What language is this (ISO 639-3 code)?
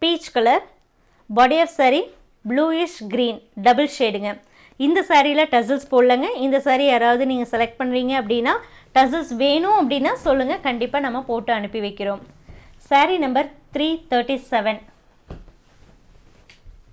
tam